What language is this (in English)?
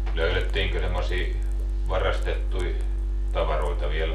Finnish